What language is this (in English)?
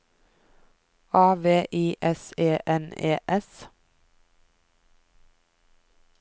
Norwegian